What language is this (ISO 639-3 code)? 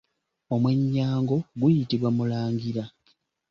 lug